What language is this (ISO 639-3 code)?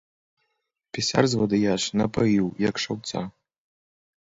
bel